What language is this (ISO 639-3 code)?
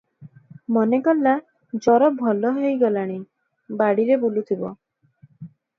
ori